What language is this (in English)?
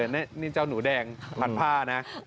Thai